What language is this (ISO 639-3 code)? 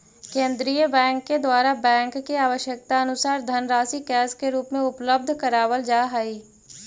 mag